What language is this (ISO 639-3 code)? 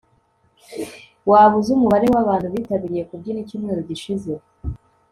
kin